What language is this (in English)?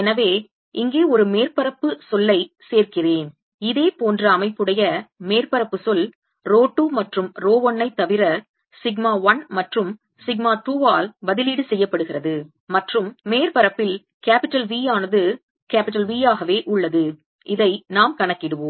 Tamil